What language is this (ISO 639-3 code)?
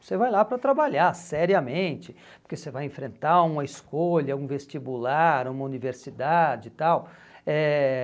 por